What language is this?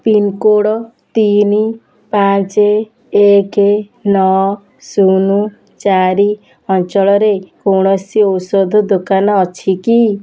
Odia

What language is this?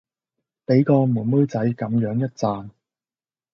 Cantonese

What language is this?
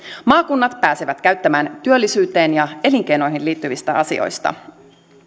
Finnish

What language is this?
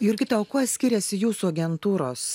Lithuanian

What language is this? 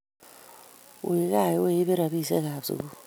Kalenjin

